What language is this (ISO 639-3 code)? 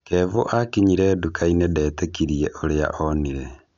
kik